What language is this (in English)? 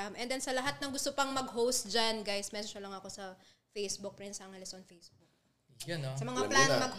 Filipino